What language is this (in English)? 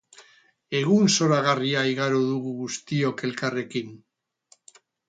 Basque